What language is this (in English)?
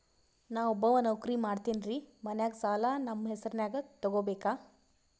Kannada